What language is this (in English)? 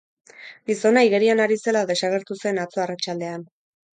Basque